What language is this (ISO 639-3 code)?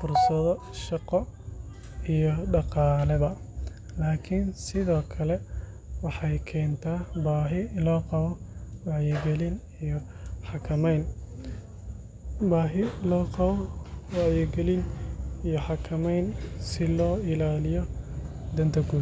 som